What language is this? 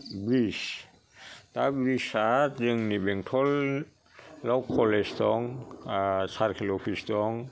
Bodo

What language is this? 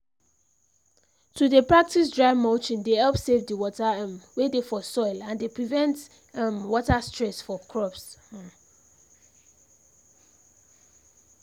Nigerian Pidgin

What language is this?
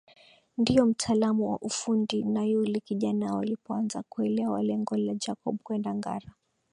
Swahili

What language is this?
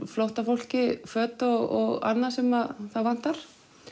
Icelandic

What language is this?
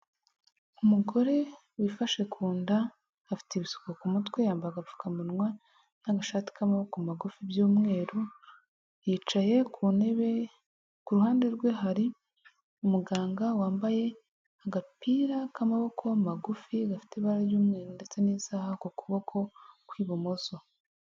Kinyarwanda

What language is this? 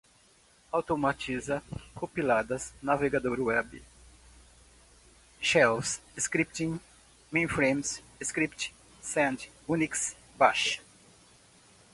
Portuguese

